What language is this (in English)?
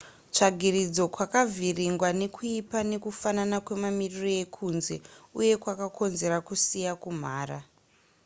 Shona